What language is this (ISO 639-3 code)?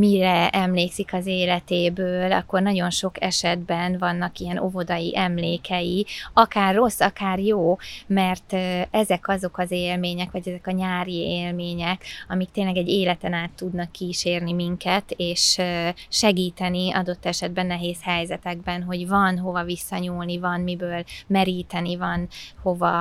hun